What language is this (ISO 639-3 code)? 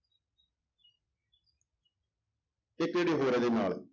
pan